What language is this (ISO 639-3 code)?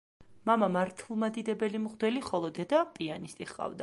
kat